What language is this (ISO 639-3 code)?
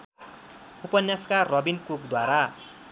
nep